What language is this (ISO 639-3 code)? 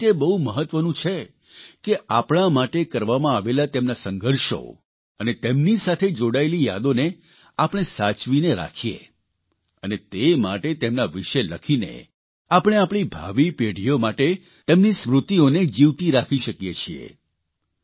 guj